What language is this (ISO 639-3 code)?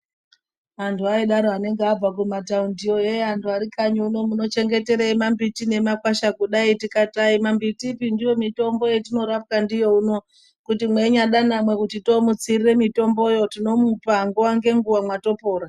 ndc